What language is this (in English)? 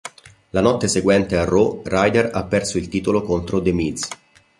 Italian